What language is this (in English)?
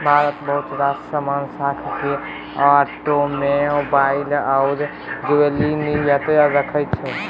Maithili